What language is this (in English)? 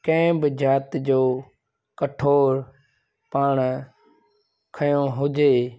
Sindhi